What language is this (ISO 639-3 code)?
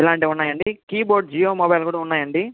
tel